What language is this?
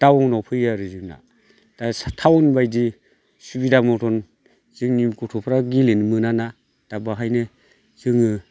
Bodo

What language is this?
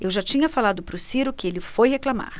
Portuguese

